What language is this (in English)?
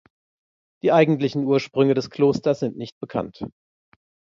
German